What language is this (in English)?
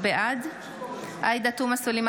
Hebrew